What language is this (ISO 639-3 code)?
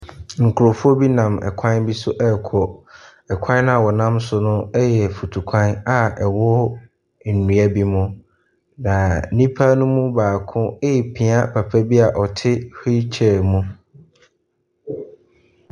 aka